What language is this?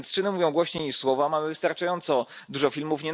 Polish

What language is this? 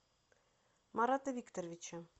Russian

